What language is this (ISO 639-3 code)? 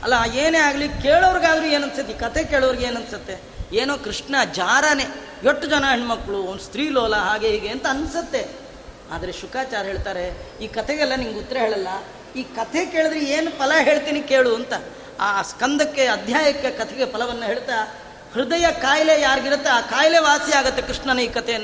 kan